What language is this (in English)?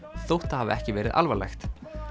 Icelandic